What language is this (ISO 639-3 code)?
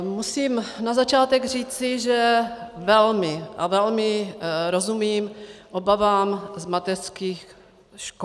ces